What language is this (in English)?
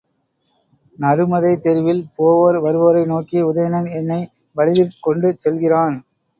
Tamil